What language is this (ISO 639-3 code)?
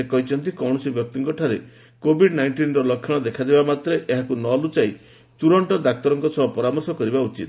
ori